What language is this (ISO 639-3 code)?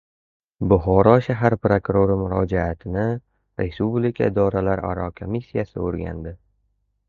uzb